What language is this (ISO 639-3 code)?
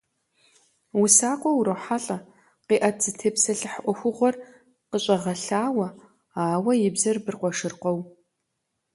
kbd